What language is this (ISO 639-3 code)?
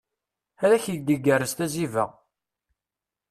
kab